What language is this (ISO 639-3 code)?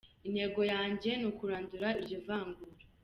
kin